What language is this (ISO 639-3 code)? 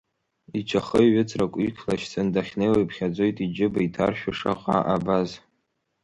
abk